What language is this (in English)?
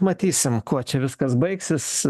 Lithuanian